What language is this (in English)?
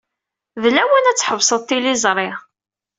Kabyle